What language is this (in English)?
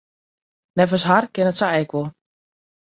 Western Frisian